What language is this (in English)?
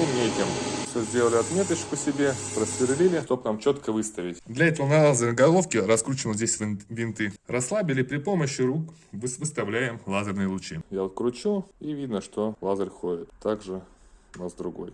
Russian